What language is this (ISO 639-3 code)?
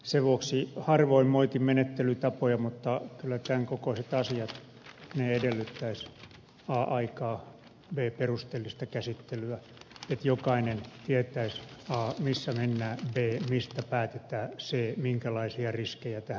fin